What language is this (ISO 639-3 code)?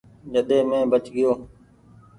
gig